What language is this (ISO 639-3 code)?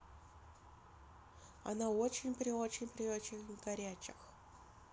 rus